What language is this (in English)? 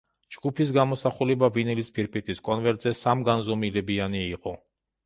Georgian